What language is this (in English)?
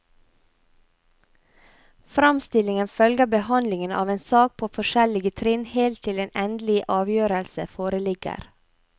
Norwegian